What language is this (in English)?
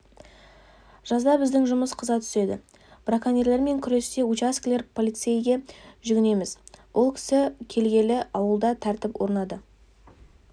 Kazakh